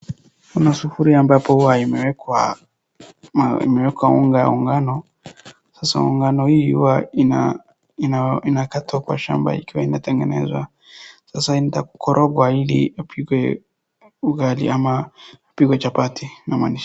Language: Swahili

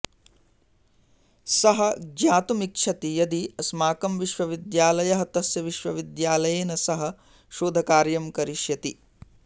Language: Sanskrit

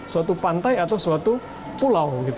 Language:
Indonesian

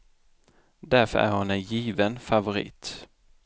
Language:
Swedish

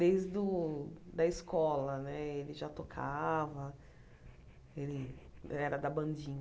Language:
Portuguese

